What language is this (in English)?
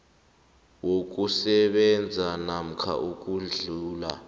South Ndebele